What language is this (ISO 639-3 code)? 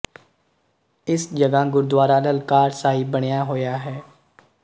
pan